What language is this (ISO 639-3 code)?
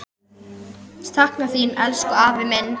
isl